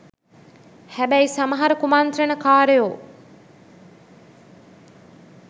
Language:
Sinhala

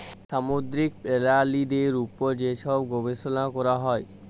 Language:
Bangla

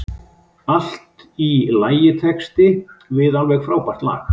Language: Icelandic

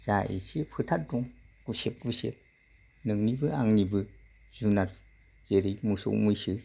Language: Bodo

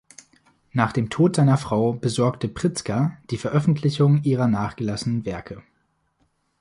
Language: German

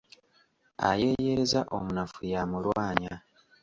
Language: Ganda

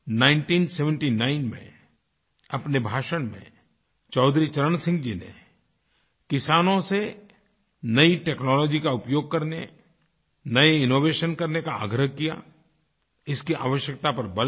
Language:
Hindi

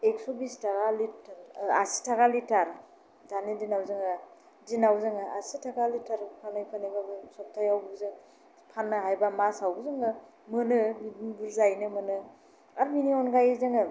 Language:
Bodo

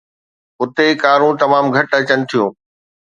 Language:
Sindhi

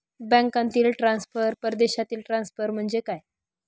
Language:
Marathi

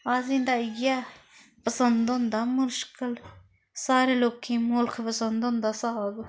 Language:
Dogri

